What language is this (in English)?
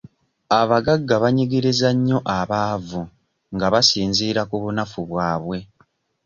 Ganda